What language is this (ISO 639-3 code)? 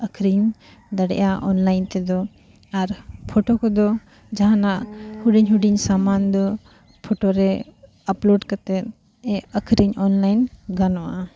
sat